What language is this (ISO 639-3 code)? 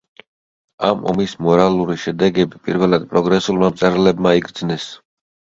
kat